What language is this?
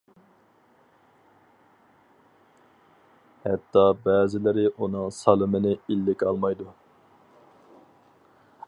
Uyghur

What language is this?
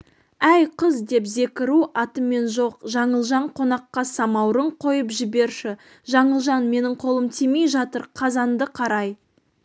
Kazakh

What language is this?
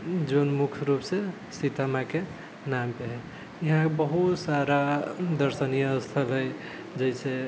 Maithili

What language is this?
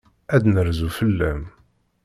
Kabyle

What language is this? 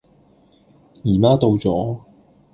Cantonese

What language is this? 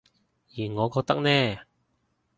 Cantonese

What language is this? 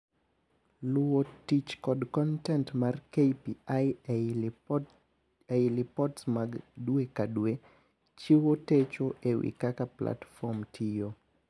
Luo (Kenya and Tanzania)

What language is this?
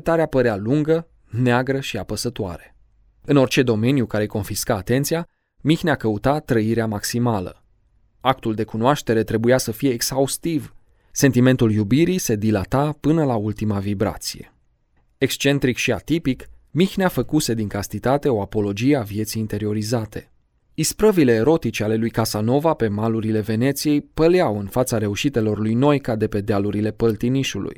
Romanian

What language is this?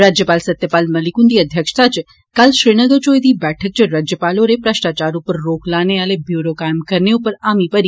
Dogri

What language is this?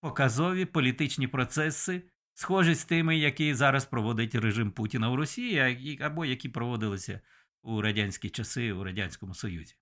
Ukrainian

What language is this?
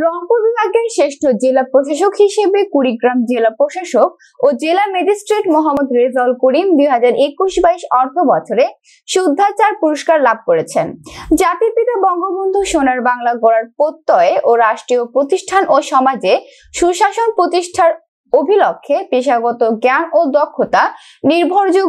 Romanian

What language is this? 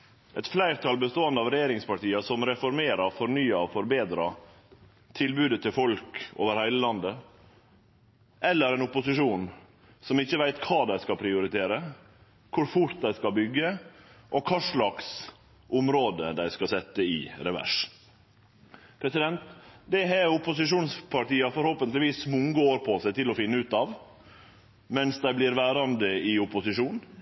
Norwegian Nynorsk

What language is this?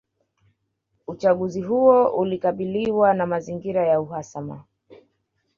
Swahili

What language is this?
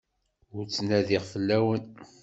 Kabyle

